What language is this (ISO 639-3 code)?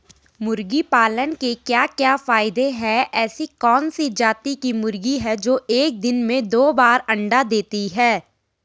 hin